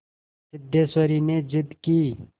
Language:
Hindi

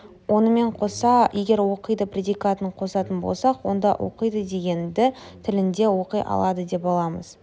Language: Kazakh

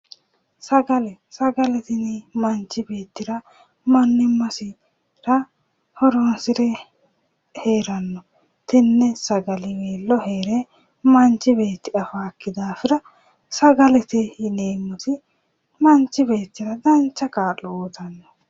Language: Sidamo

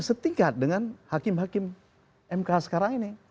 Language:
Indonesian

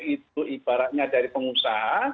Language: Indonesian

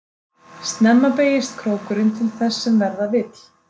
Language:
Icelandic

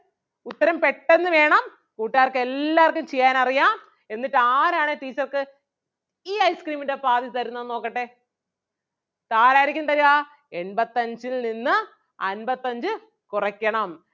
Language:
Malayalam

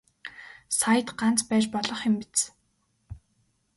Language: Mongolian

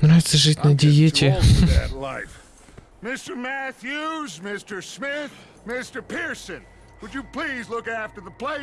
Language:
Russian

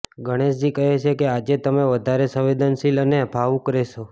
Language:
Gujarati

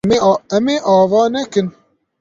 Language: Kurdish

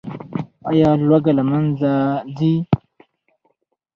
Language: Pashto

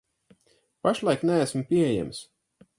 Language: Latvian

